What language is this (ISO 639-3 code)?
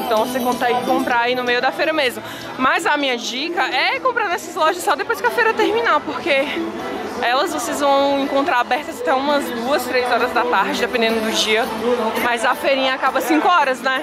por